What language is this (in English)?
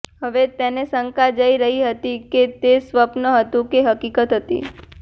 Gujarati